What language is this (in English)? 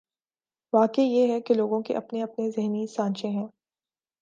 Urdu